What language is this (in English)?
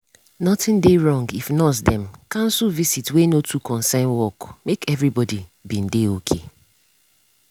Nigerian Pidgin